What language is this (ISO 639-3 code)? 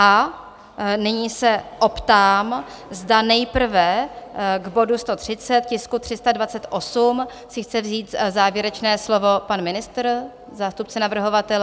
ces